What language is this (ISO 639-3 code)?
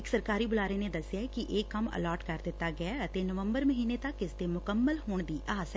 pan